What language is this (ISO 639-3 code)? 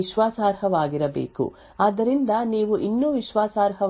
kan